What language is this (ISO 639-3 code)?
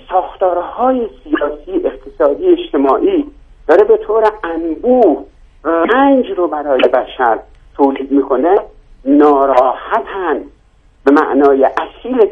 fas